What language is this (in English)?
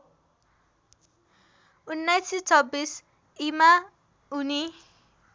Nepali